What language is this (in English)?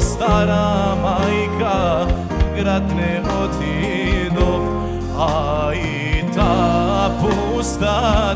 Romanian